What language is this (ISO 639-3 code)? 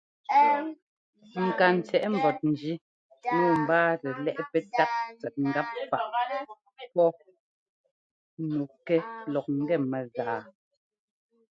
jgo